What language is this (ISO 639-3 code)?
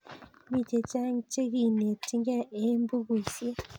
kln